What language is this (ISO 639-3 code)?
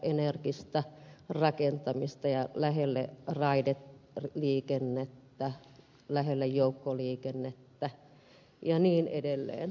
fin